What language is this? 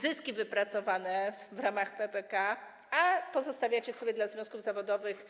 Polish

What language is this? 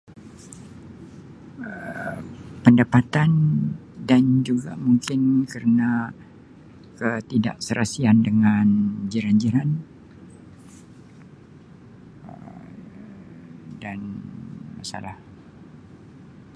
Sabah Malay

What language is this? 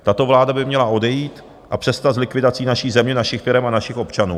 Czech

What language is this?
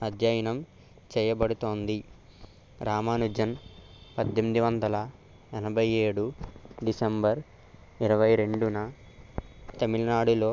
Telugu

